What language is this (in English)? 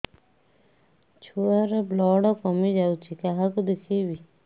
Odia